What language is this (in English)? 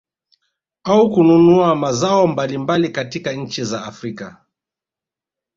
Swahili